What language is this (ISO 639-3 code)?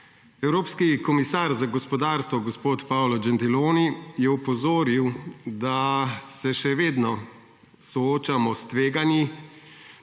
slv